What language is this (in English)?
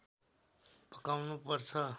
Nepali